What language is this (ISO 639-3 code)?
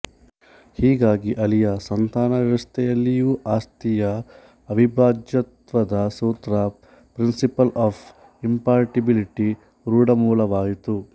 kan